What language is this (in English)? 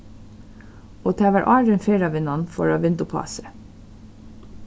Faroese